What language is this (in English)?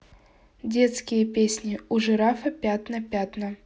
Russian